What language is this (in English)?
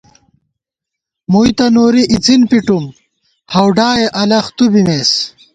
Gawar-Bati